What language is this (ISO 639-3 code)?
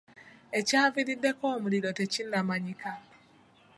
lug